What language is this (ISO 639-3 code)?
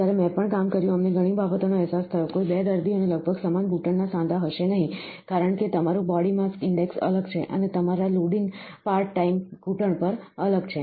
guj